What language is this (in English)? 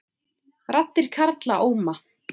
Icelandic